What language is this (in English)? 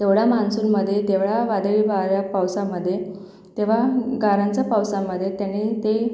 Marathi